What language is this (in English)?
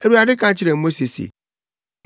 Akan